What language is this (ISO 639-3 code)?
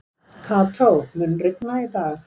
isl